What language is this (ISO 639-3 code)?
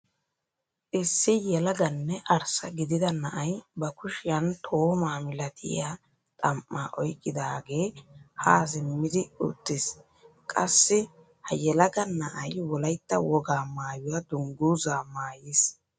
wal